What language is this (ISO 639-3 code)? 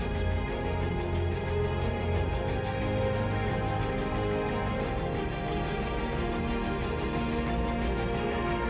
ind